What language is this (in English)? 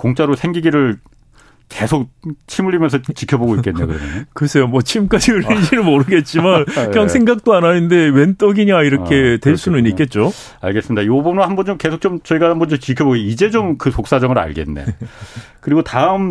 Korean